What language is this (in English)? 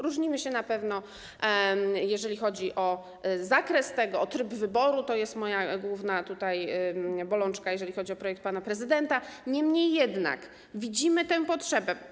Polish